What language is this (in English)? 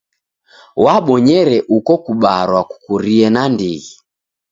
Taita